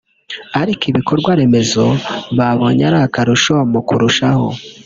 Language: Kinyarwanda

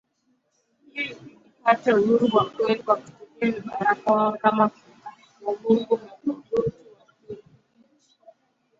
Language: Swahili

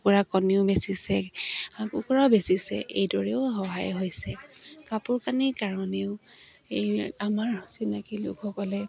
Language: Assamese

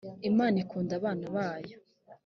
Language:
Kinyarwanda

